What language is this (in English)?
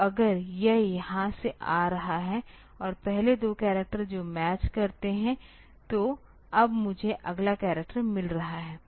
Hindi